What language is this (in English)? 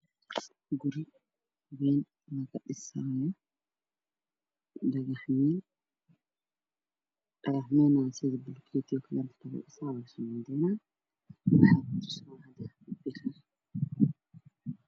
Somali